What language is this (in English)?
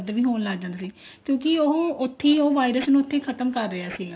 Punjabi